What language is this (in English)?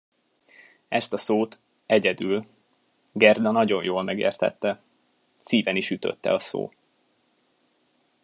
Hungarian